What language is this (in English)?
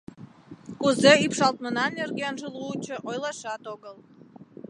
Mari